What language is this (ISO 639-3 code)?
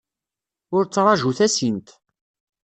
kab